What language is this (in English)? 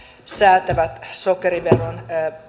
Finnish